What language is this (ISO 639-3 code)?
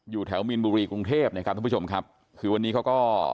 tha